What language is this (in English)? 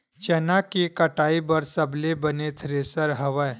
Chhattisgarhi